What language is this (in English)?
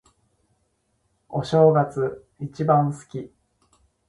Japanese